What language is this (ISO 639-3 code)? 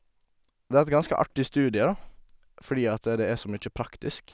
nor